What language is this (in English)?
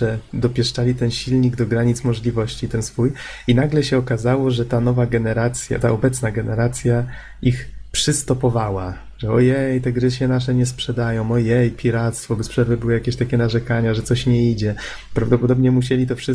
Polish